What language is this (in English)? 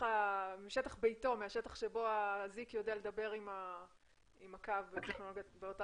Hebrew